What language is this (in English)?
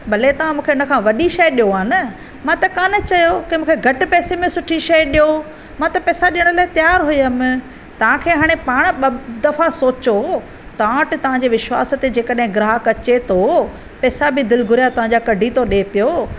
Sindhi